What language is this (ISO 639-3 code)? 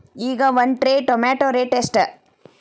kan